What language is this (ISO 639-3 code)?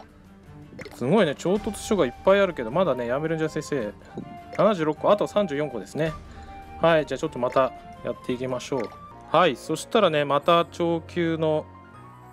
jpn